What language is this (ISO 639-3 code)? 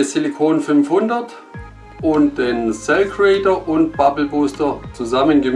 deu